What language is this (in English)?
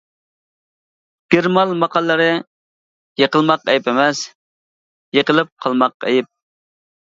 Uyghur